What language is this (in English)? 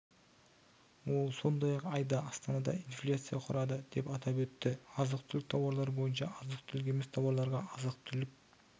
Kazakh